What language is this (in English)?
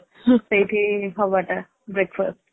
Odia